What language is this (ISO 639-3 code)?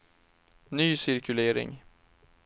swe